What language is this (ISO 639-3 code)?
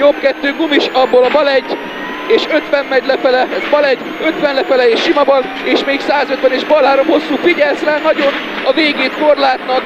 hun